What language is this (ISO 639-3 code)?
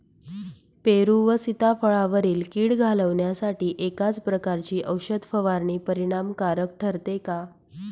mar